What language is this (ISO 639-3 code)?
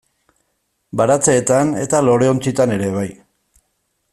eus